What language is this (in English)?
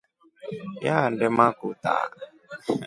Rombo